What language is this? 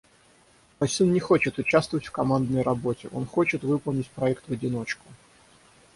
Russian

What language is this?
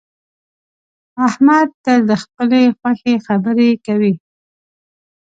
Pashto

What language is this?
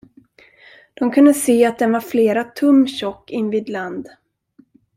Swedish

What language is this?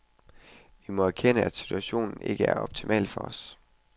Danish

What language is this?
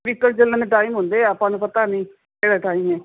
Punjabi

